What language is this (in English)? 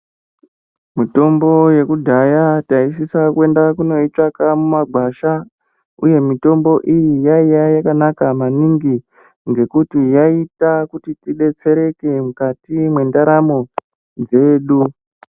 Ndau